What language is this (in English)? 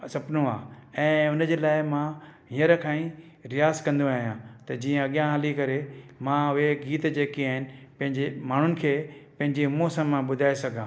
Sindhi